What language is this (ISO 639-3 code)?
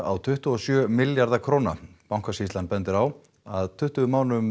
isl